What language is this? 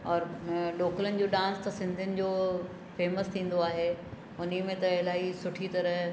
Sindhi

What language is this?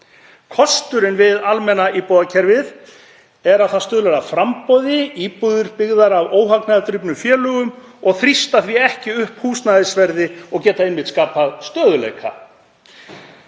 Icelandic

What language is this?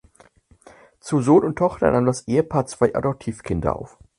German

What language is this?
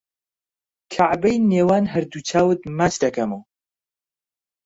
Central Kurdish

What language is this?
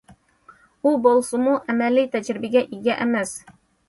Uyghur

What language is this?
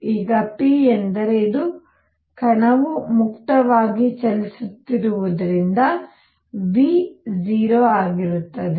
Kannada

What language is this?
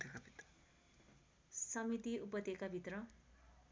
Nepali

